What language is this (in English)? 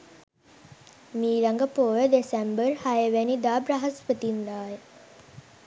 Sinhala